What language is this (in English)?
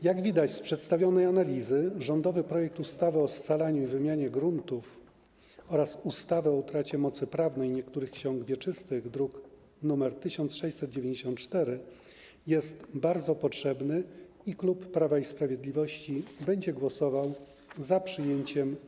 Polish